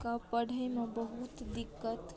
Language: Maithili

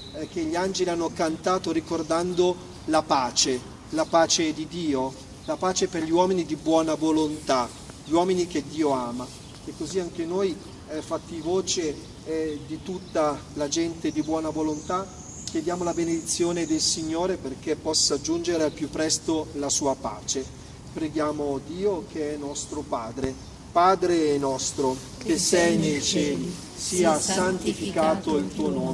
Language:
Italian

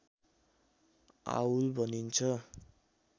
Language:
Nepali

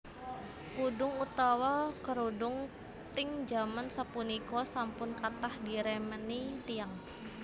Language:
Javanese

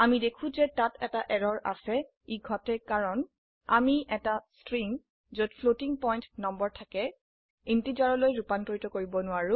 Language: Assamese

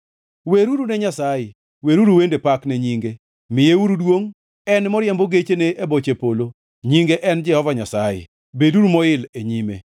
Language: Luo (Kenya and Tanzania)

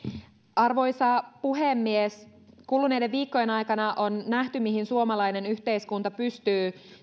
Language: Finnish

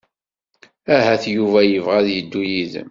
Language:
Kabyle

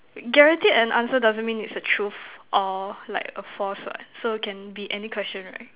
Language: English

